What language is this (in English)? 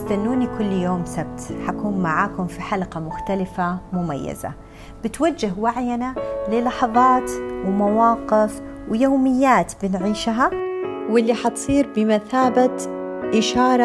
Arabic